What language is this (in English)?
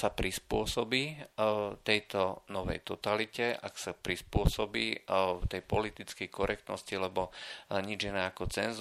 Slovak